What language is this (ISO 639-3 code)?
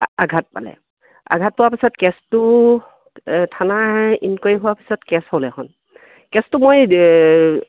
asm